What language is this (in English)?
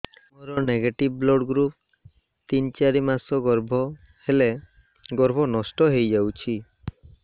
Odia